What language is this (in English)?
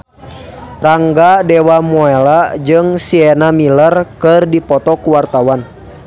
Sundanese